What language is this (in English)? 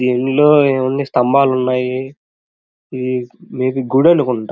Telugu